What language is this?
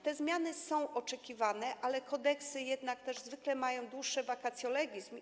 Polish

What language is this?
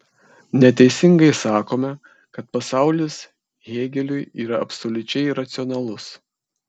Lithuanian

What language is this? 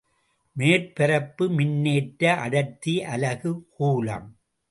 Tamil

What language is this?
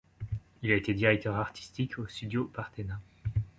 French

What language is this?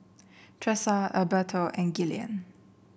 English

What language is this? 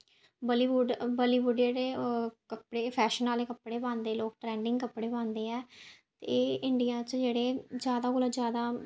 Dogri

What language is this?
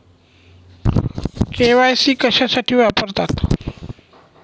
Marathi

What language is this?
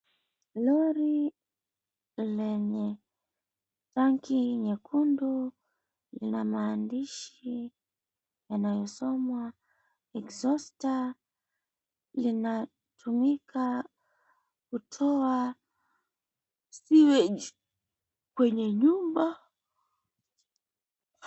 Swahili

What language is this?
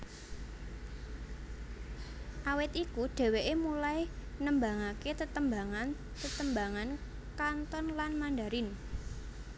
Javanese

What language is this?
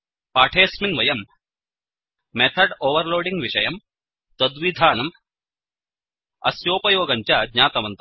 Sanskrit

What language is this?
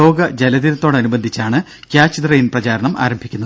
Malayalam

